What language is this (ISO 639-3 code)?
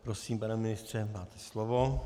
ces